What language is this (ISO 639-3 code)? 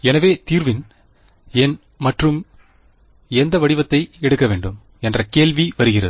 tam